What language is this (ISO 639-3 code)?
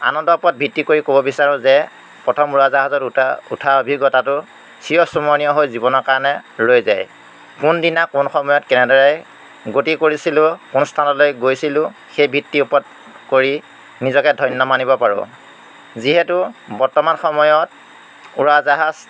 asm